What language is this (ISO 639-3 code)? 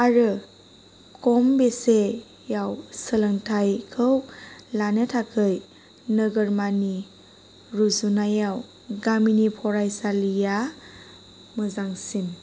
brx